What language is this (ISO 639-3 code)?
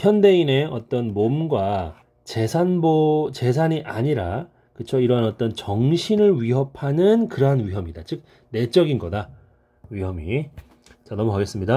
kor